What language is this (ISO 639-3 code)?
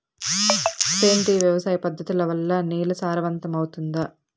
tel